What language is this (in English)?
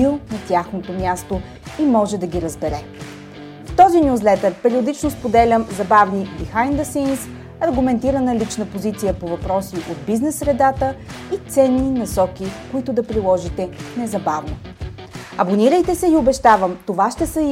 Bulgarian